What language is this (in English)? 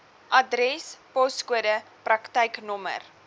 Afrikaans